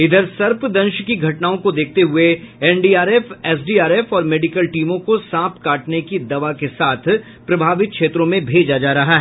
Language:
Hindi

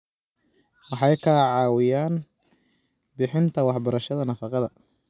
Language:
Somali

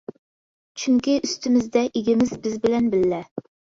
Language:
Uyghur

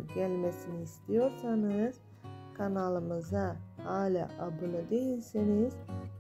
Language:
Turkish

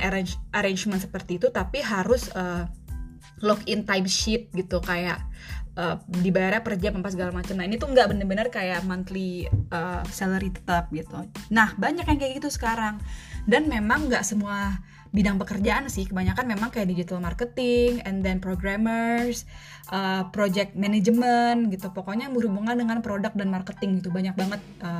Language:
Indonesian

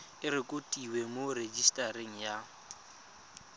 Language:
Tswana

